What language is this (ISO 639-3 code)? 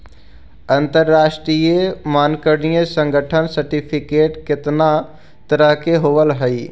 mag